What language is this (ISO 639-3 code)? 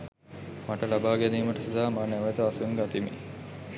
sin